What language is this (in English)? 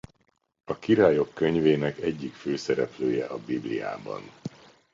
Hungarian